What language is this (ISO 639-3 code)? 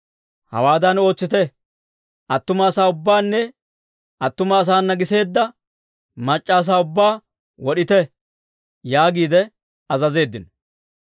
dwr